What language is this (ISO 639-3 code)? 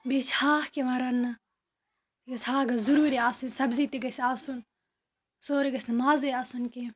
kas